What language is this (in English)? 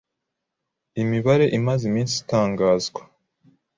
Kinyarwanda